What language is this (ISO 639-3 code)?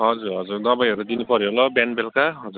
nep